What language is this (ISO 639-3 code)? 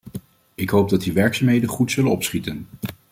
nld